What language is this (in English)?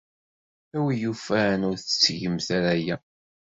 Kabyle